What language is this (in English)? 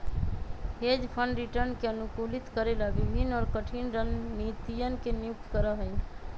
Magahi